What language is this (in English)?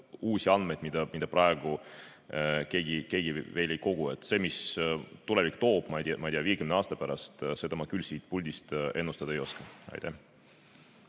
Estonian